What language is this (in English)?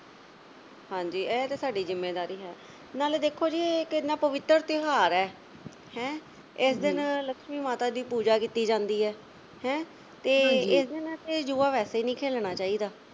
Punjabi